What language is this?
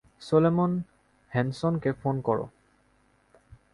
Bangla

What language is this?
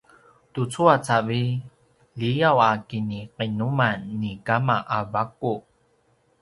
Paiwan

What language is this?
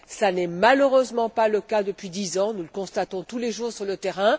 French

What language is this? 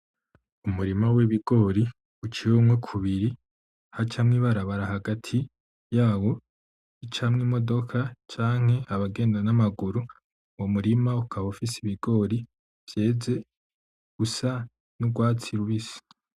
Rundi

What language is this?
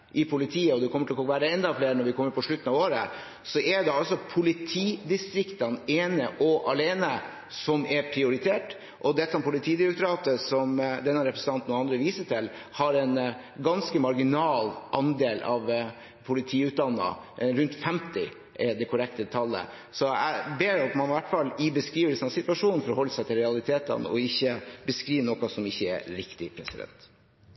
Norwegian Bokmål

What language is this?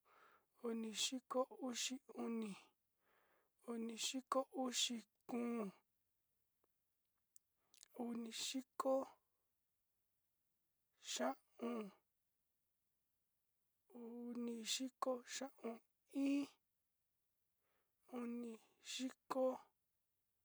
Sinicahua Mixtec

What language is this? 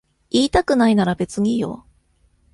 Japanese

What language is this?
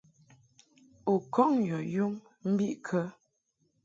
Mungaka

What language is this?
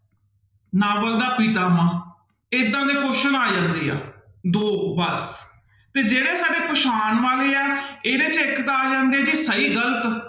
Punjabi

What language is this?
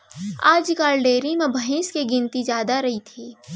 Chhattisgarhi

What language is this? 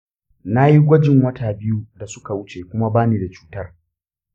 Hausa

